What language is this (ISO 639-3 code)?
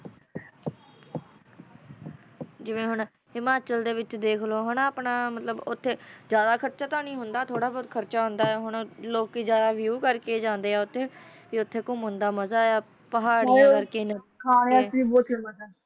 pan